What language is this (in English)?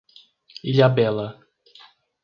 Portuguese